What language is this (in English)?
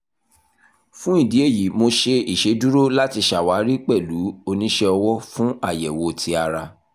Yoruba